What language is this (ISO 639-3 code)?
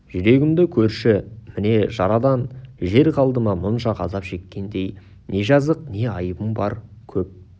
kaz